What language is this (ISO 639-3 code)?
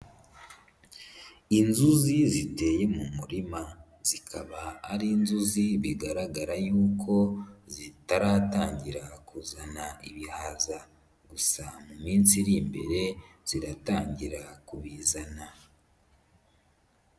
kin